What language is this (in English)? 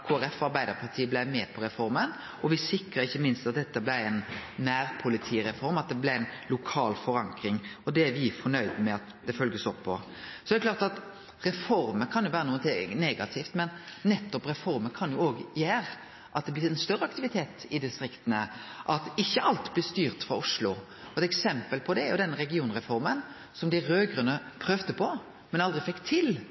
Norwegian Nynorsk